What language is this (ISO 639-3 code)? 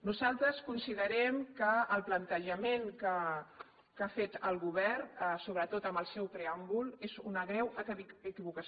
cat